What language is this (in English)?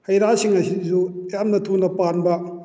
Manipuri